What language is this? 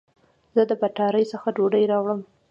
Pashto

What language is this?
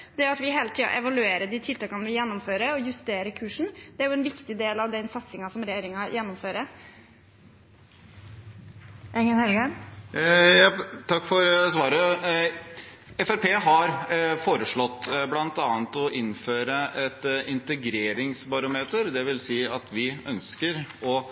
Norwegian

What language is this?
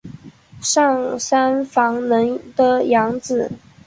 Chinese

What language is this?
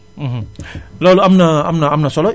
Wolof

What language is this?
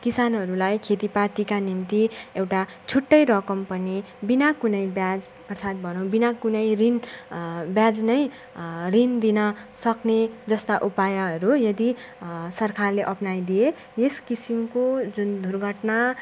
Nepali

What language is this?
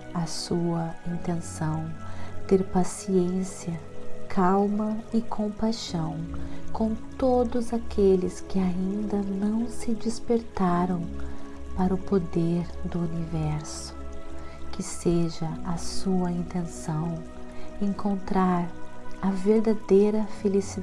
Portuguese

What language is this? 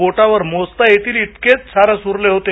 Marathi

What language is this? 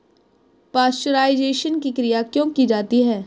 Hindi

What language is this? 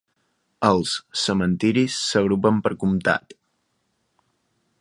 Catalan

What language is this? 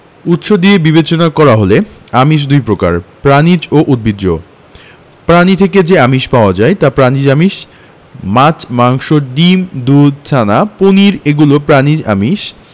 Bangla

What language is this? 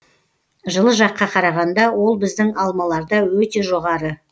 Kazakh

